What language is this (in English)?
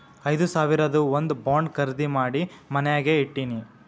Kannada